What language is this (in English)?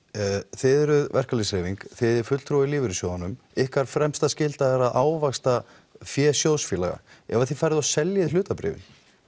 Icelandic